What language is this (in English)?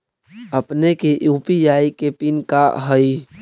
Magahi